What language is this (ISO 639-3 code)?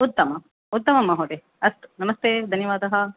san